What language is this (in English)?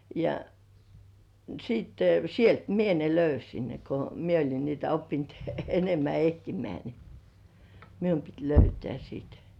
Finnish